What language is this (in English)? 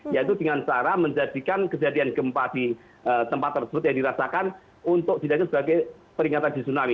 Indonesian